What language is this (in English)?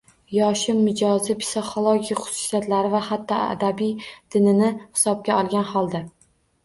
Uzbek